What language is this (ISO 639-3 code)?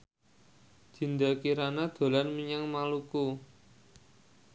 jav